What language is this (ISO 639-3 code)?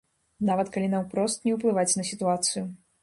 bel